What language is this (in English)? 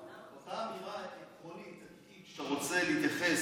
Hebrew